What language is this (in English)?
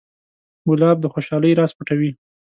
Pashto